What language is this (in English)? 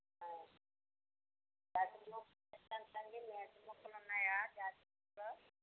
Telugu